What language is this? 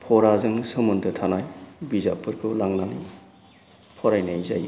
Bodo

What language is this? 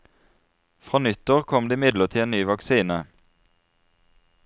Norwegian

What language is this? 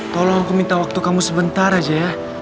Indonesian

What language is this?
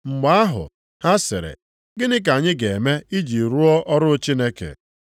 Igbo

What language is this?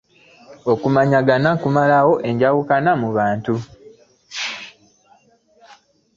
Ganda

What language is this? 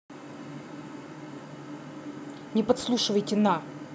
Russian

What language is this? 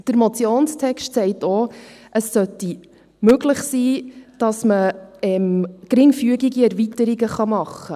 Swiss German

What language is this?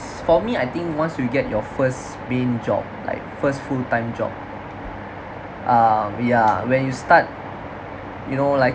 English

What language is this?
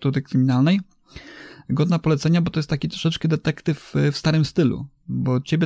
Polish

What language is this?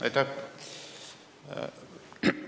Estonian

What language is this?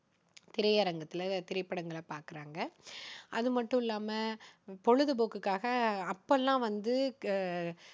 Tamil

